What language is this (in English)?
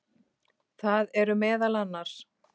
Icelandic